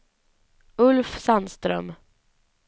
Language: Swedish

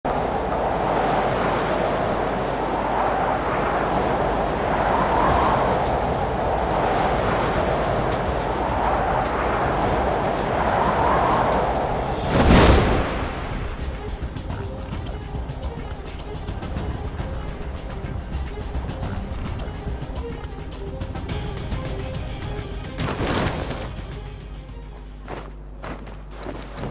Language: Arabic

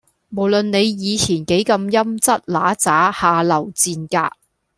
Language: Cantonese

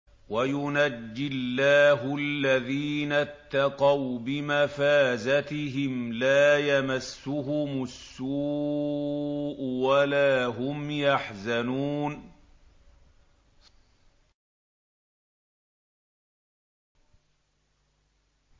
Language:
Arabic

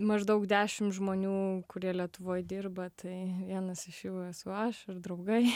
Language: Lithuanian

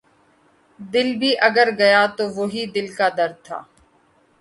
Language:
Urdu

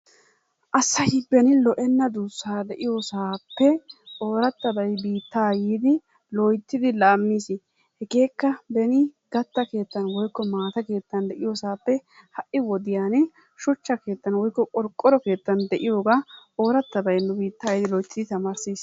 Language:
Wolaytta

